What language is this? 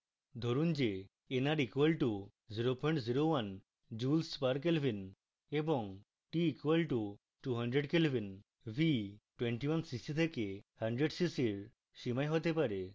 Bangla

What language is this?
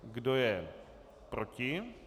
Czech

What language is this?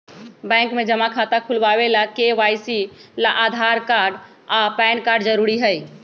Magahi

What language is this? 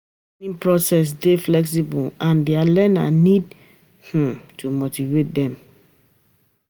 Nigerian Pidgin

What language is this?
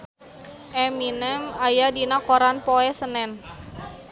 Sundanese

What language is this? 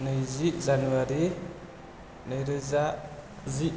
Bodo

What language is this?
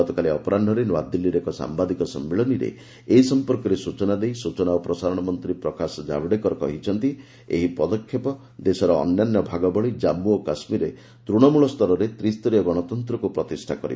Odia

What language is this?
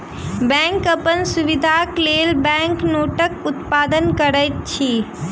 Maithili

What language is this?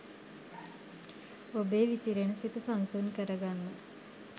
Sinhala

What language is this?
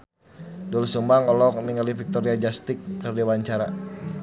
Sundanese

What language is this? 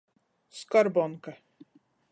Latgalian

